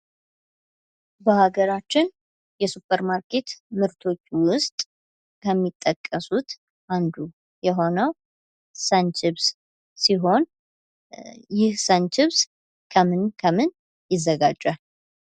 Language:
Amharic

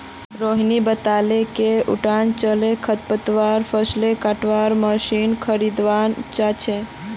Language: Magahi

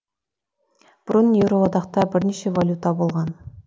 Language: Kazakh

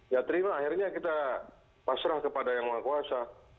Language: Indonesian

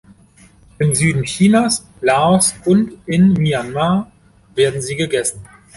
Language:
German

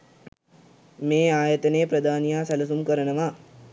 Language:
Sinhala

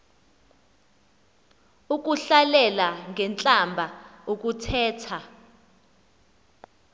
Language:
Xhosa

